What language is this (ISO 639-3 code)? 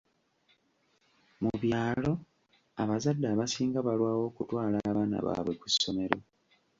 lug